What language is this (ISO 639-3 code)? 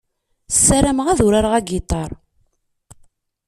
kab